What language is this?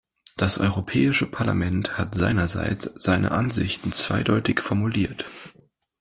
German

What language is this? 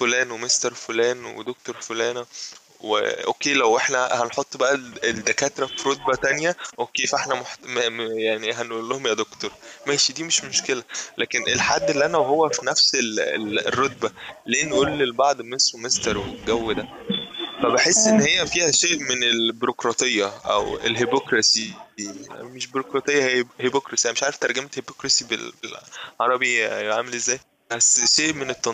Arabic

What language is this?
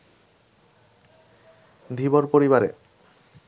Bangla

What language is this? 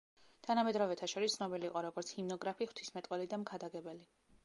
Georgian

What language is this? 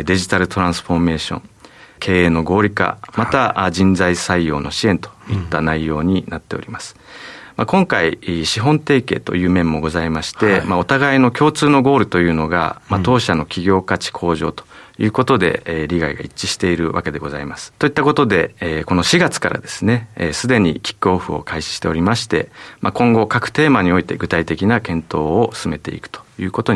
Japanese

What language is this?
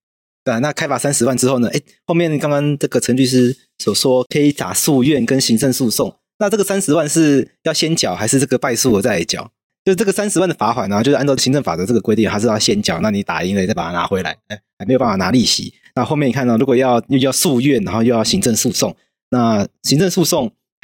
Chinese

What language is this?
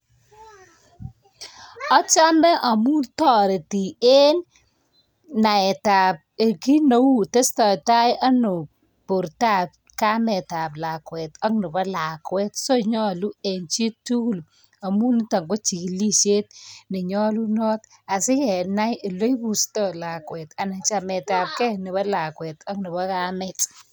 Kalenjin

